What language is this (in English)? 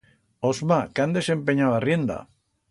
Aragonese